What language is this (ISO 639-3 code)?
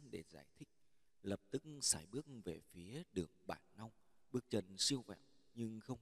vie